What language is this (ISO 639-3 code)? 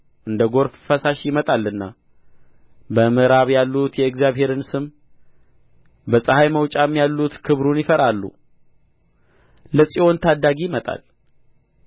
amh